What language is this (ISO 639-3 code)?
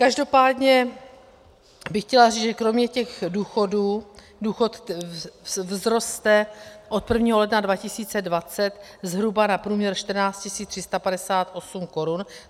ces